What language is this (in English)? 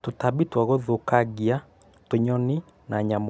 Kikuyu